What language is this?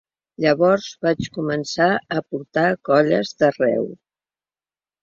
Catalan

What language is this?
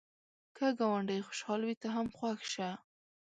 Pashto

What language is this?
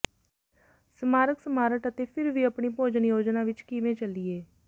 Punjabi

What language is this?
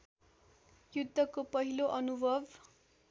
Nepali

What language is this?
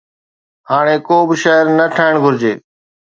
Sindhi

